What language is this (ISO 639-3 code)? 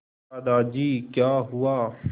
hin